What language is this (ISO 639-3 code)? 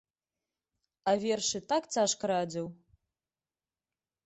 bel